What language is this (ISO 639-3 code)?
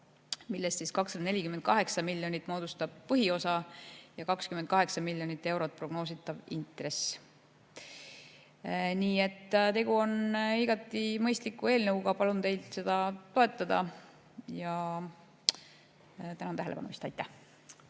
est